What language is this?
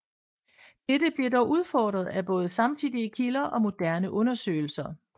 Danish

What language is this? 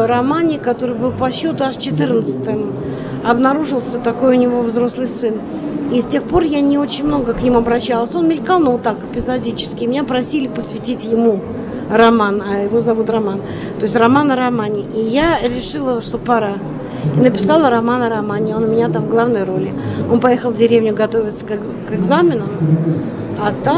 Russian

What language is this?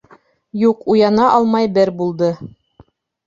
Bashkir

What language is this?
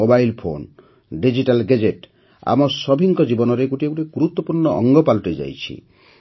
Odia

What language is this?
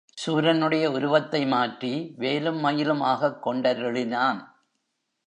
Tamil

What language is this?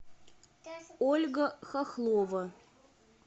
Russian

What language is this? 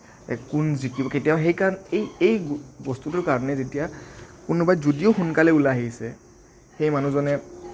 Assamese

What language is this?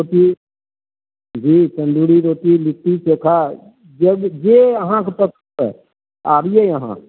Maithili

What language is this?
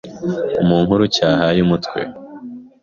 Kinyarwanda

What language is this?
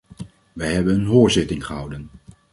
Dutch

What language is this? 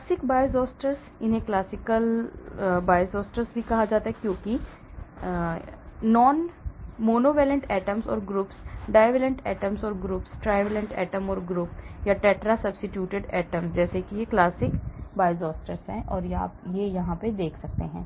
Hindi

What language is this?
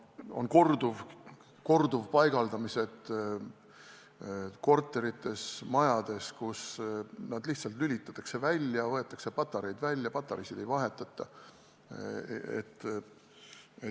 Estonian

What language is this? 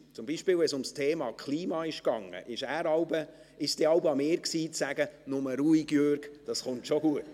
Swiss German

